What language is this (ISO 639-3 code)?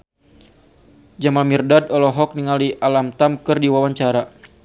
sun